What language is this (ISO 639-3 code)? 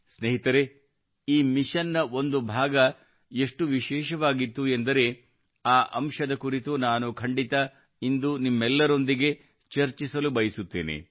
kan